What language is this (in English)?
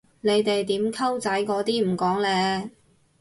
Cantonese